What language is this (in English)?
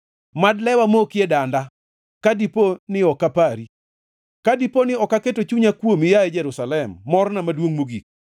Luo (Kenya and Tanzania)